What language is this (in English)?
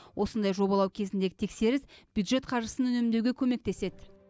Kazakh